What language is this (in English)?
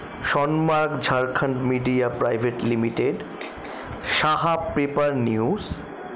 Bangla